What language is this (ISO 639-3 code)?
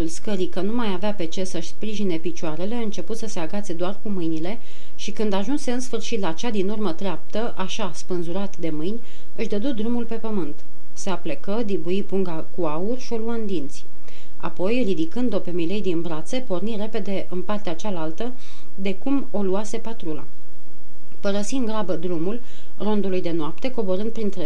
ron